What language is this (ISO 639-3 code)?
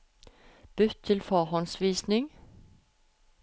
nor